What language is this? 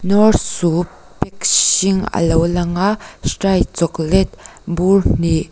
Mizo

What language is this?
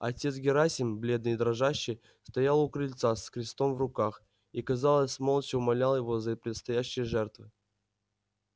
Russian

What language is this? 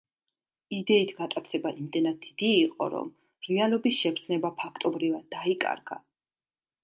Georgian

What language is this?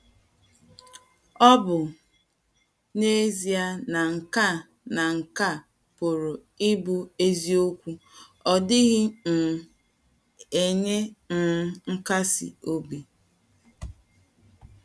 Igbo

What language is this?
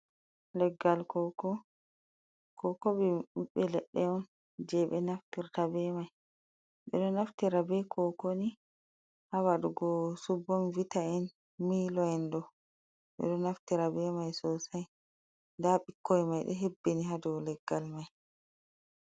Fula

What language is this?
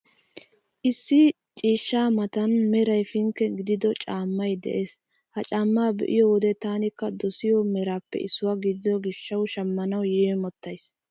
Wolaytta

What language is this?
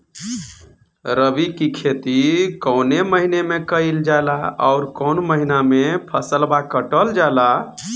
Bhojpuri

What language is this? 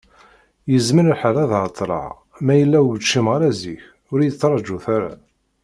Kabyle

